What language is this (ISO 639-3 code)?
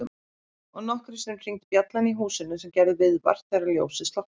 isl